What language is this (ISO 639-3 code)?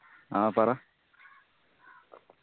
mal